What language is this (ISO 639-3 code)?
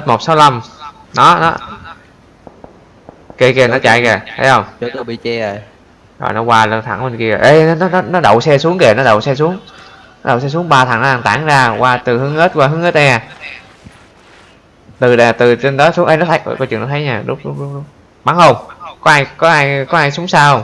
vie